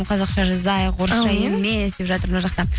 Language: Kazakh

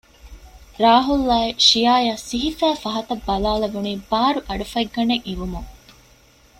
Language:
Divehi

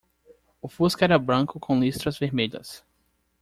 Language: Portuguese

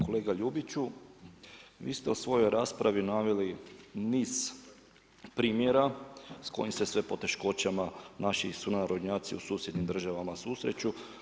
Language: Croatian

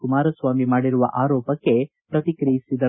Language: Kannada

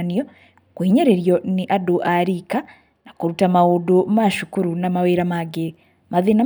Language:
Kikuyu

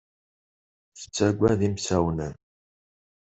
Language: Kabyle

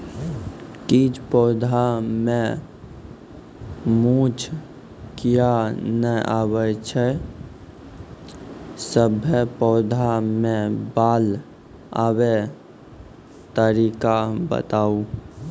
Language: Maithili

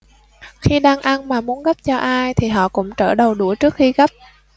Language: Vietnamese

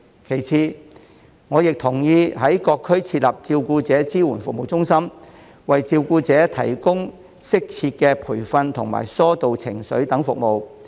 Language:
Cantonese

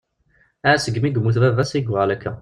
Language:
Kabyle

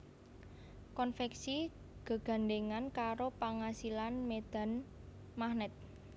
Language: Javanese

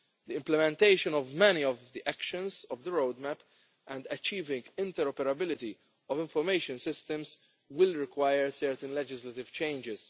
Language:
English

